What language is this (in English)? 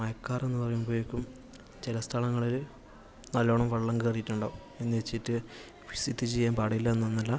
Malayalam